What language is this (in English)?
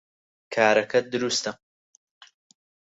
Central Kurdish